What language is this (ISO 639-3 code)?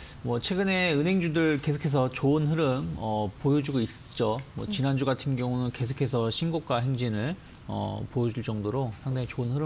kor